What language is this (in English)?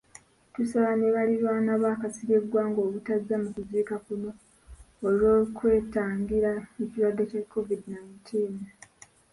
Ganda